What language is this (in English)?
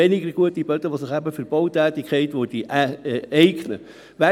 Swiss German